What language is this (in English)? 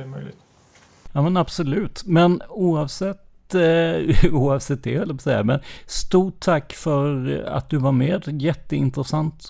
Swedish